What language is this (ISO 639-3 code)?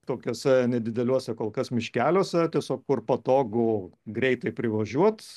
lit